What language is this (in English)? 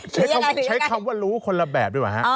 Thai